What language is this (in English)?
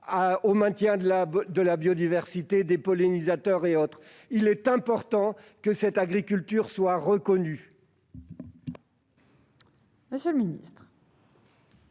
French